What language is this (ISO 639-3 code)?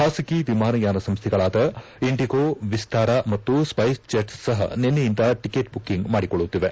kan